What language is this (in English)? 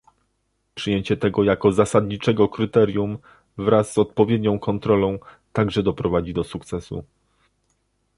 Polish